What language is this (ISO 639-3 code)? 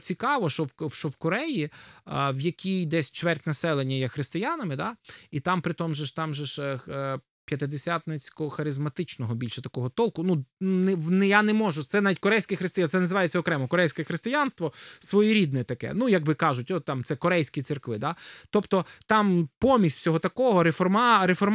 ukr